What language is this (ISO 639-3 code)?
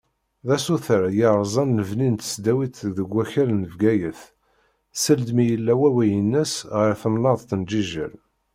kab